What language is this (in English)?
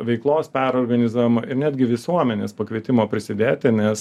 Lithuanian